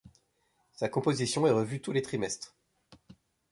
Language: French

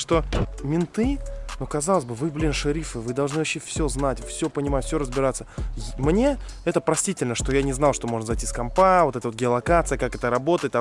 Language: Russian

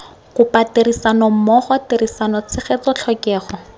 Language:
Tswana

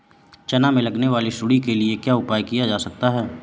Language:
Hindi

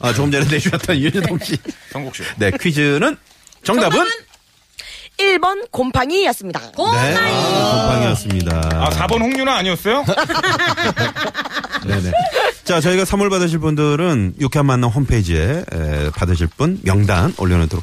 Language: Korean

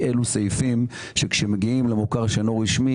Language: Hebrew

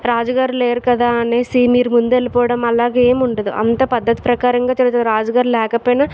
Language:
Telugu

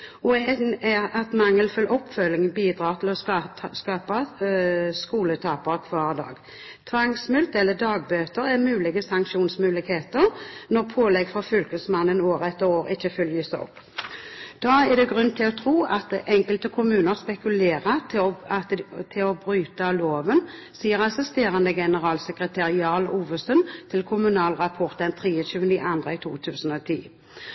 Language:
Norwegian Bokmål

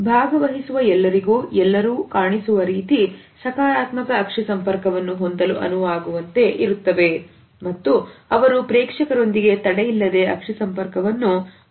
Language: Kannada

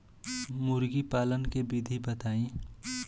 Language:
Bhojpuri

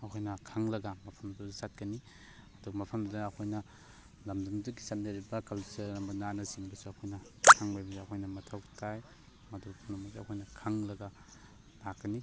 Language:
Manipuri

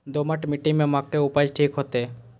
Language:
Maithili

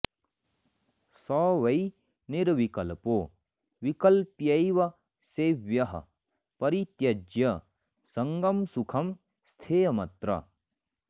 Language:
Sanskrit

